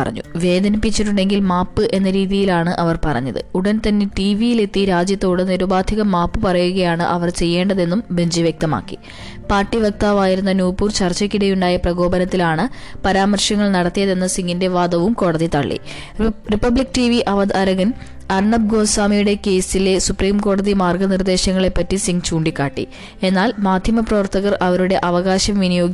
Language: Malayalam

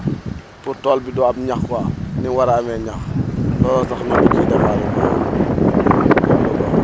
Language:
Wolof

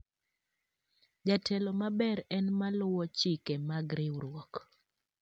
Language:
Luo (Kenya and Tanzania)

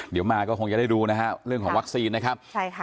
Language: Thai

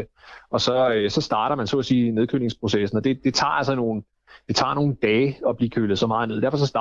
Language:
Danish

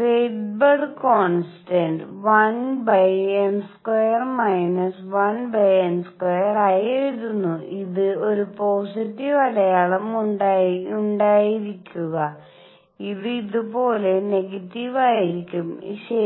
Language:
Malayalam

